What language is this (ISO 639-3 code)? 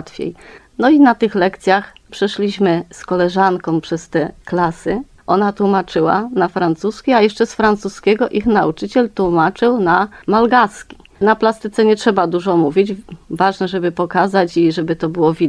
pol